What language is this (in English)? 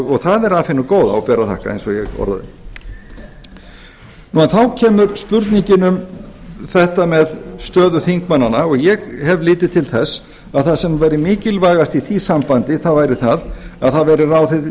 Icelandic